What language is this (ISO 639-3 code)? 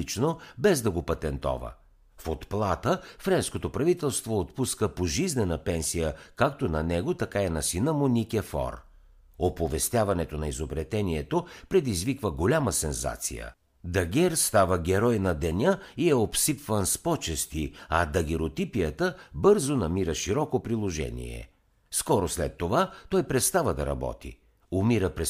bul